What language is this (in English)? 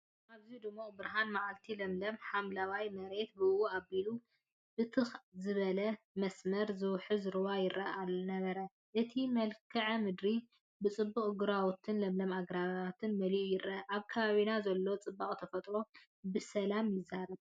Tigrinya